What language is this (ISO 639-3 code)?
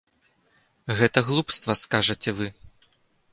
bel